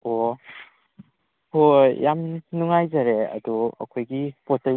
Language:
Manipuri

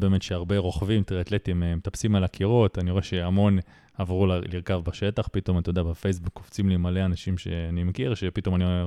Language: Hebrew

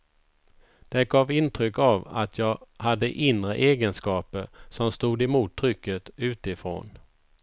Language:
Swedish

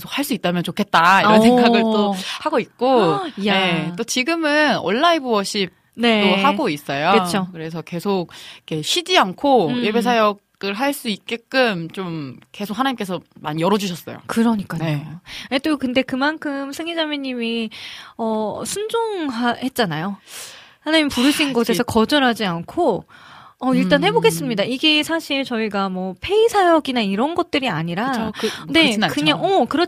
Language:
Korean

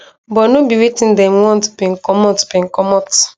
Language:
Nigerian Pidgin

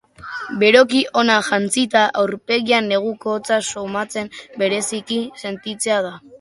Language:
Basque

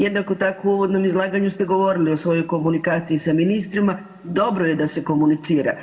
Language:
Croatian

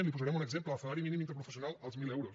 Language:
Catalan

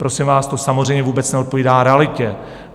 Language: Czech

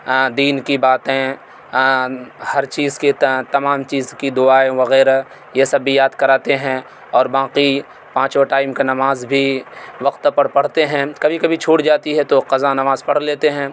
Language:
Urdu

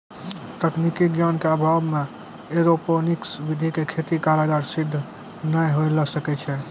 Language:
Maithili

